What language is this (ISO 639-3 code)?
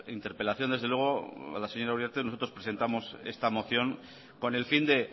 spa